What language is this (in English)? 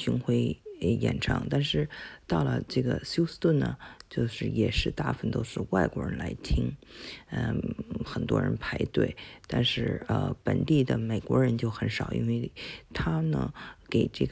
Chinese